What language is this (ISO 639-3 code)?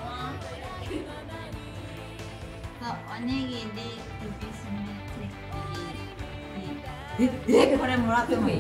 jpn